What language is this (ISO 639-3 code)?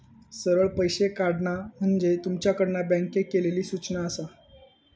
mar